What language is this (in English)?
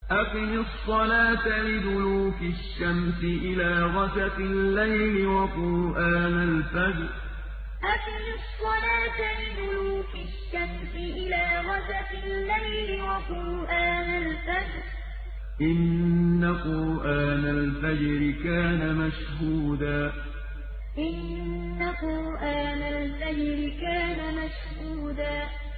Arabic